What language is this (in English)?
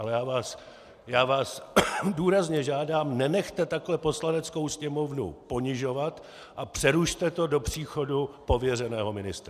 Czech